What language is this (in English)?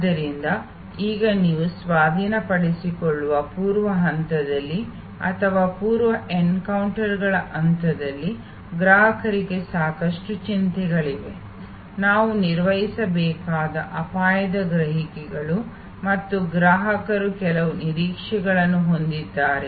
Kannada